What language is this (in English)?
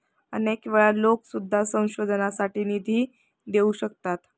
Marathi